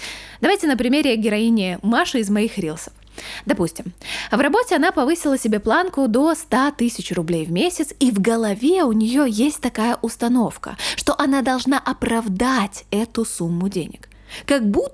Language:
Russian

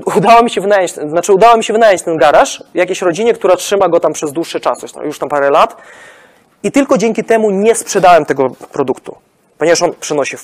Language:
Polish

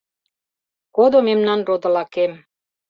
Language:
Mari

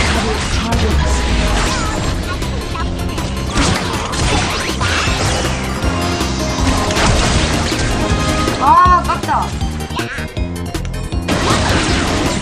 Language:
Korean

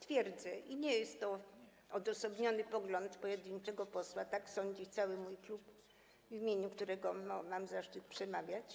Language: Polish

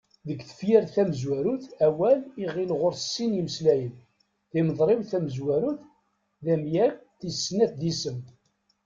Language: Kabyle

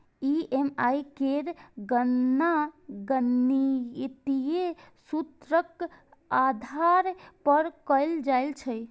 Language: Maithili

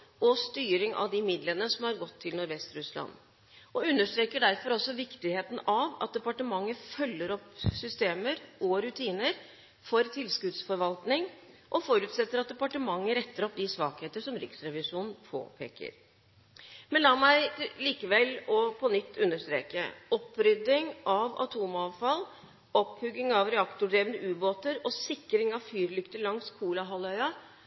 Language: Norwegian Bokmål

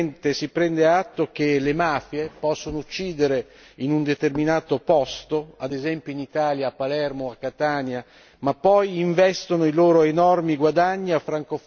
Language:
Italian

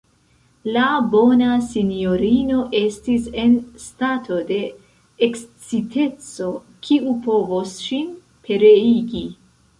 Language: Esperanto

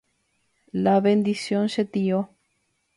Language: Guarani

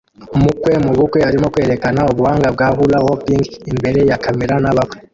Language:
Kinyarwanda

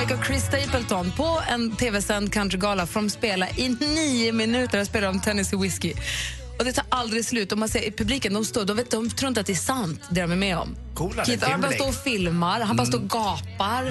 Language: Swedish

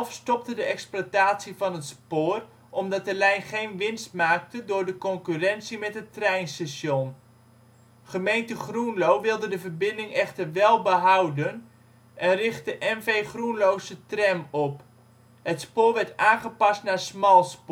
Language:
Dutch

